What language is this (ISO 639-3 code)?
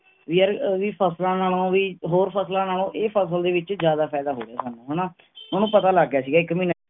pan